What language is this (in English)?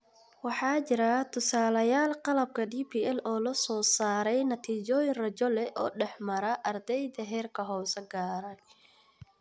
Somali